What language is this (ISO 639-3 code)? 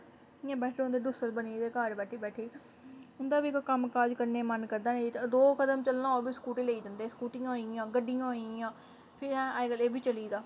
doi